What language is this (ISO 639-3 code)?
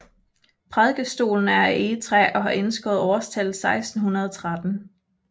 dan